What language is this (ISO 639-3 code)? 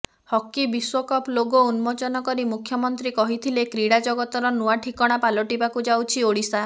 ori